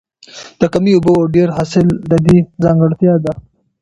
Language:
Pashto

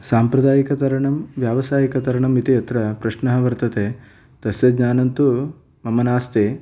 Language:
Sanskrit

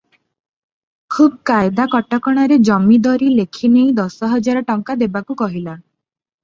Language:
Odia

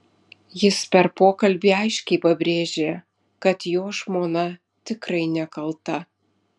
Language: Lithuanian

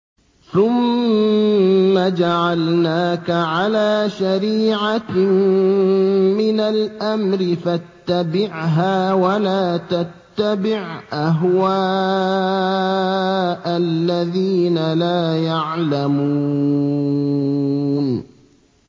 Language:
Arabic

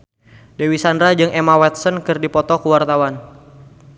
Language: Sundanese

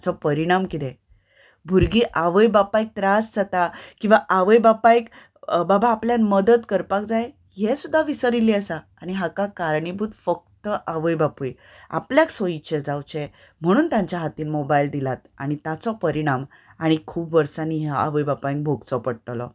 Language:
Konkani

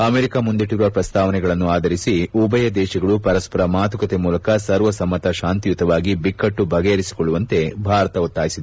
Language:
Kannada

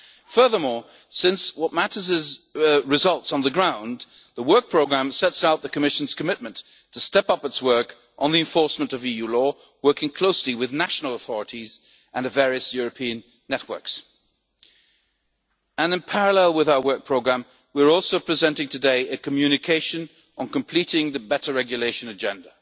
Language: English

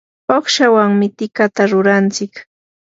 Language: Yanahuanca Pasco Quechua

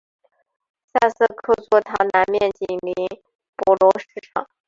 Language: Chinese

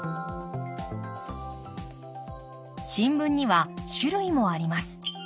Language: Japanese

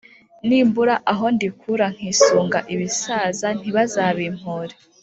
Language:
Kinyarwanda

